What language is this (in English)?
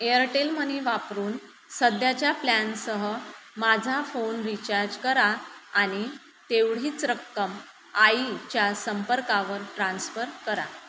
Marathi